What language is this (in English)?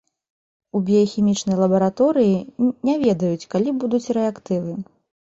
Belarusian